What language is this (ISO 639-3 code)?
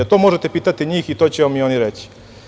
srp